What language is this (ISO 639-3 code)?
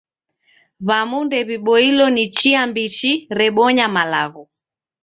dav